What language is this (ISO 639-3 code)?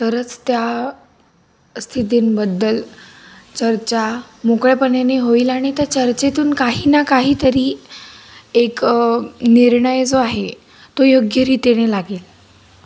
mar